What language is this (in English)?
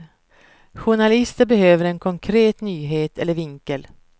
Swedish